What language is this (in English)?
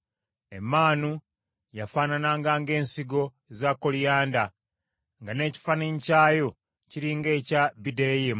Ganda